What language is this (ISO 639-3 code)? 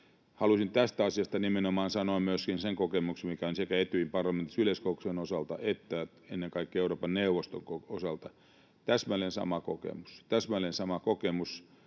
fin